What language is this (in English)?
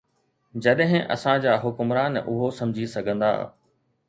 Sindhi